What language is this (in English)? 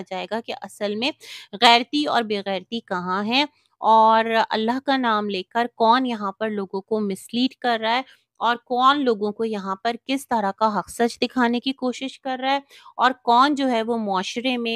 Hindi